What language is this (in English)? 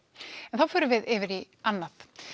Icelandic